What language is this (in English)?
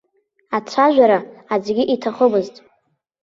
Abkhazian